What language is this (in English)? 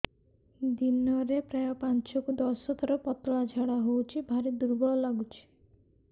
Odia